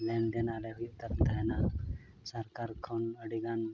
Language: Santali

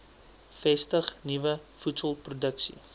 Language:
Afrikaans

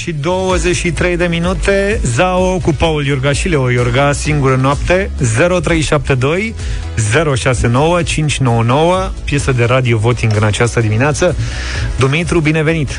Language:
Romanian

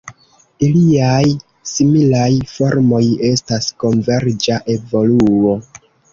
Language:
Esperanto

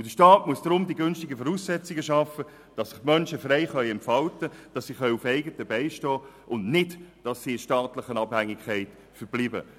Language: Swiss German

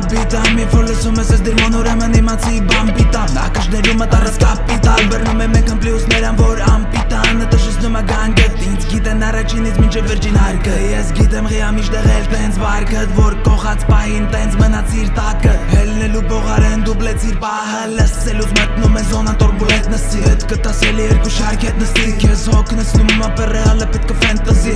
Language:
Armenian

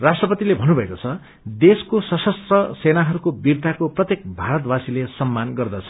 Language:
Nepali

